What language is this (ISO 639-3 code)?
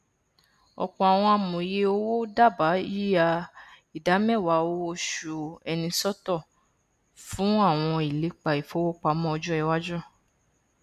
yor